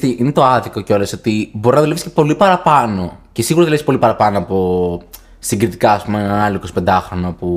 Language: Greek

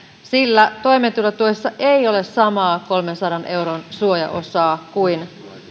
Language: Finnish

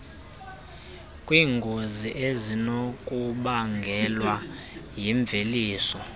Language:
Xhosa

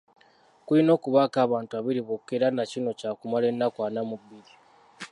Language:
Ganda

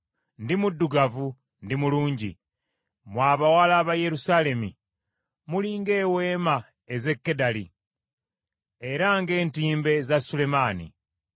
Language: Ganda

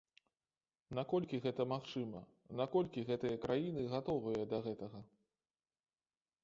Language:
Belarusian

